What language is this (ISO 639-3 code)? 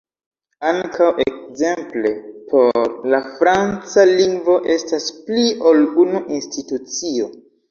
epo